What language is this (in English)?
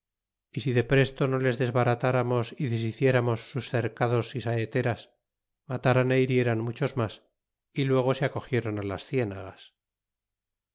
Spanish